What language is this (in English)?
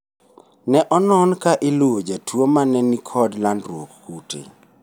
Luo (Kenya and Tanzania)